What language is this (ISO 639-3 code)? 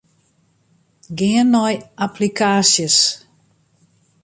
fry